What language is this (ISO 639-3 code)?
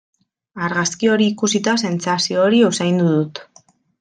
eus